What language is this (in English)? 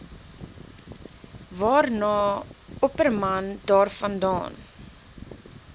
Afrikaans